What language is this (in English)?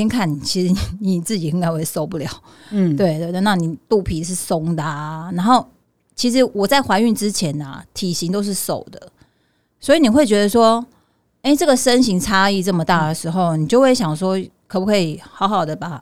Chinese